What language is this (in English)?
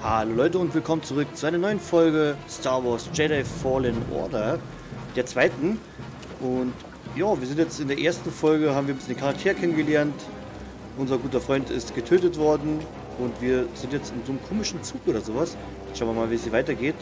German